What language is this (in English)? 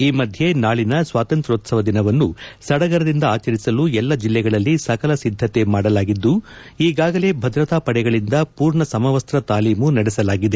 Kannada